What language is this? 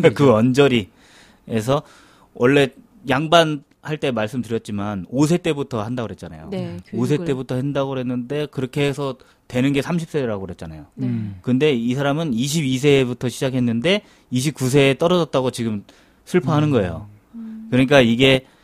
Korean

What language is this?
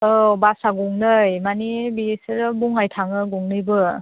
Bodo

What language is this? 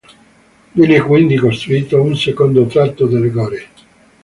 Italian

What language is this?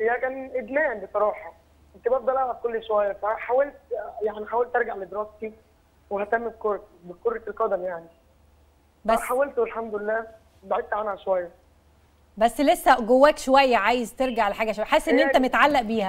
Arabic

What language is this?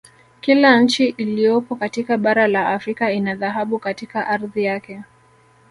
Swahili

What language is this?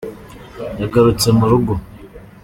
Kinyarwanda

